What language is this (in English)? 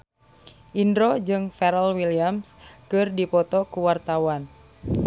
Sundanese